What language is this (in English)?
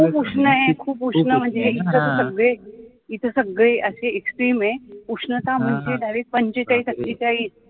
Marathi